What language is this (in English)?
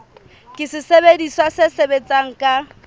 Southern Sotho